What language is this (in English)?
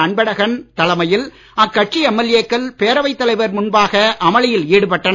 Tamil